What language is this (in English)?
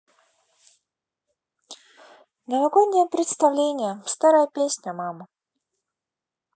Russian